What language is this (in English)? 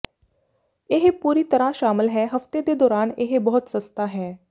Punjabi